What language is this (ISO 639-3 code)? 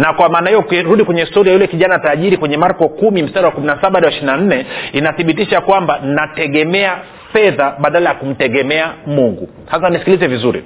swa